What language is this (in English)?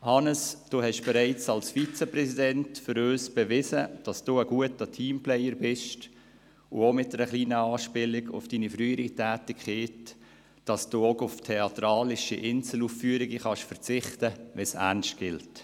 Swiss German